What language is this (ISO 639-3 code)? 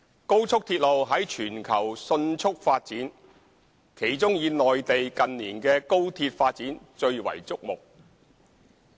yue